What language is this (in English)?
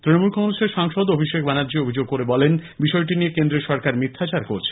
Bangla